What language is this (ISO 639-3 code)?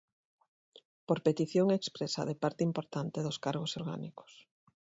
glg